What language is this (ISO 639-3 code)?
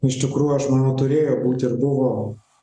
lit